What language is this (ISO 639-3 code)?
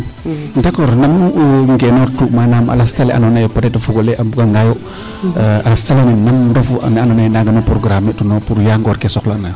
srr